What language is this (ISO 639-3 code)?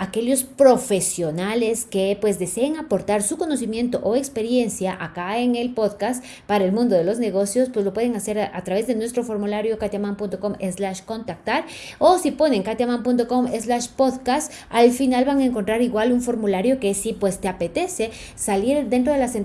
spa